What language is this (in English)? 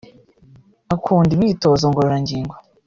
Kinyarwanda